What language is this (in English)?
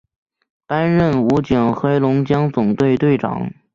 Chinese